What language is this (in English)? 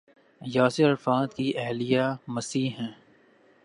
Urdu